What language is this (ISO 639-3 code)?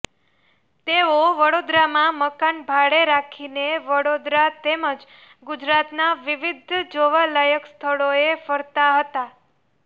guj